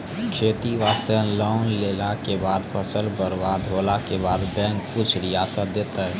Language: Maithili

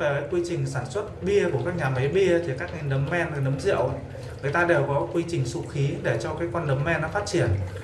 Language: Vietnamese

